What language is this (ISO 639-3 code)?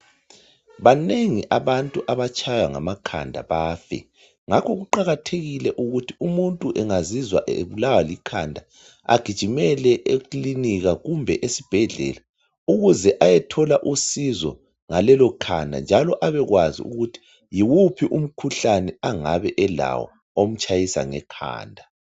nde